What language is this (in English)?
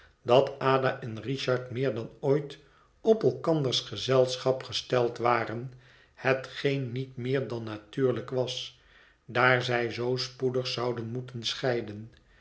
Dutch